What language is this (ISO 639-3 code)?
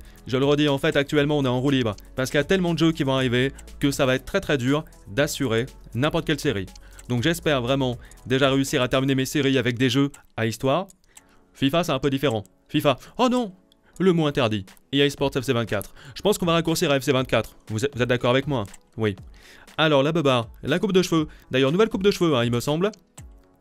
fra